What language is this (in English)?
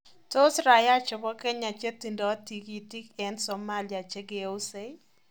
Kalenjin